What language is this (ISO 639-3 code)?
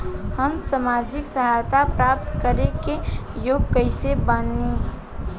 bho